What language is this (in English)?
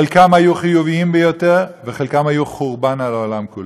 Hebrew